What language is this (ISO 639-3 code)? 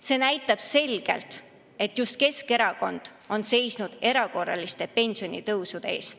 est